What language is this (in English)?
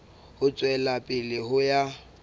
Southern Sotho